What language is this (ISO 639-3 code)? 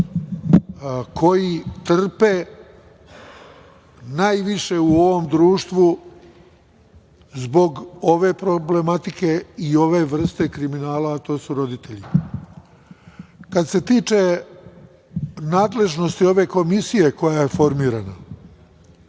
srp